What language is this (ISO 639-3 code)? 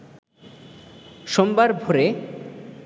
ben